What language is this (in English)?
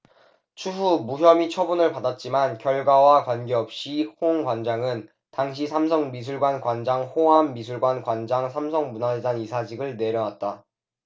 Korean